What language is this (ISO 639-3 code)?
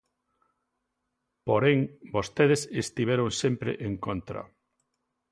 glg